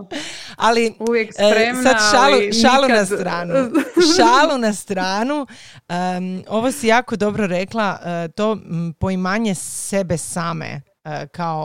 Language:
Croatian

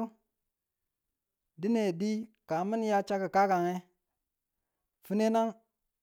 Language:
Tula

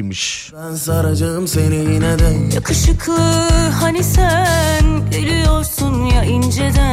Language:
Turkish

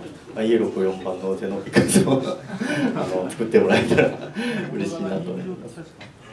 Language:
Japanese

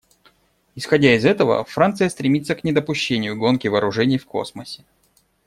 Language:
Russian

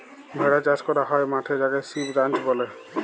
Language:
Bangla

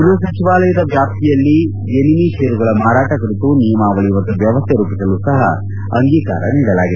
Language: Kannada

